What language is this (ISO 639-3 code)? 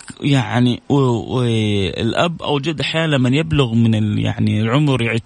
ara